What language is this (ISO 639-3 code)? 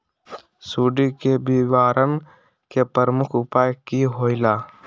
mag